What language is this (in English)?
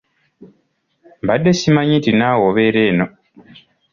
Ganda